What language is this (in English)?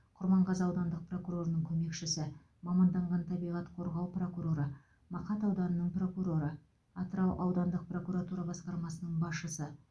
Kazakh